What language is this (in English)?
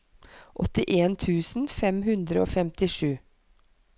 Norwegian